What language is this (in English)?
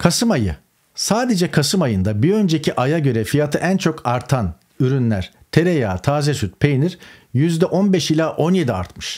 Turkish